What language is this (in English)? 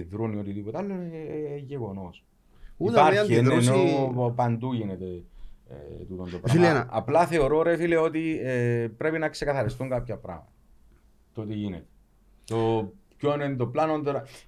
Greek